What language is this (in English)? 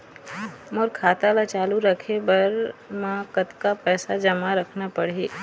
Chhattisgarhi